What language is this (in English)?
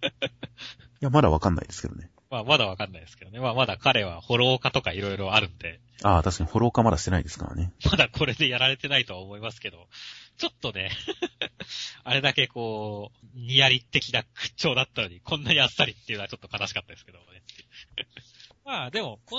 Japanese